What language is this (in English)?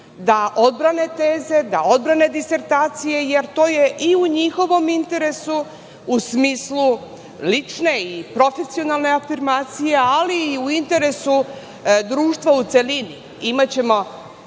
Serbian